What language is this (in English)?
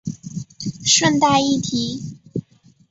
Chinese